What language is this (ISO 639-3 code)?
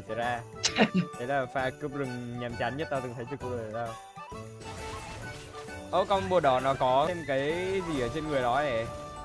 vie